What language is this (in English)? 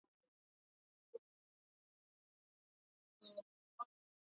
Swahili